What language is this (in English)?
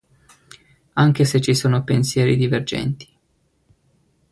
Italian